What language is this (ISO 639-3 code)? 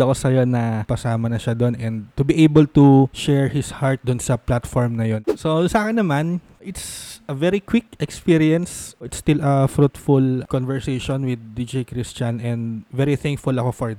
fil